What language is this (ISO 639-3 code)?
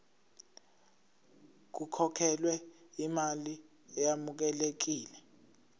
zul